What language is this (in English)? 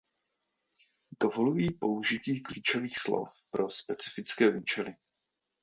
Czech